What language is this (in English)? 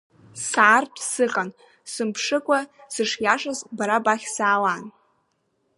Abkhazian